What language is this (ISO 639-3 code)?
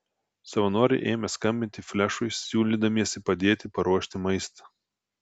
lit